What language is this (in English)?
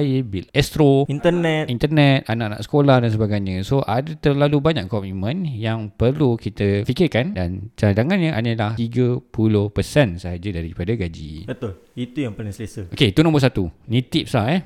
Malay